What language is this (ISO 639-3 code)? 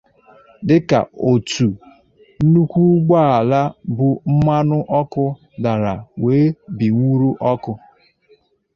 ibo